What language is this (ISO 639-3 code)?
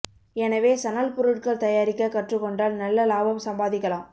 tam